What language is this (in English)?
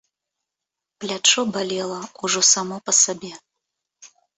Belarusian